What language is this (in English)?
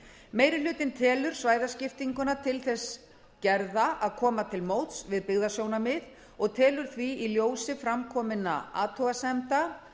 Icelandic